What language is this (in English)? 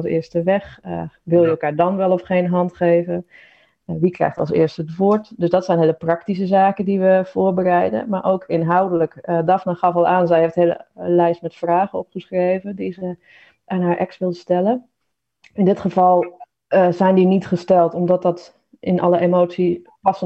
Dutch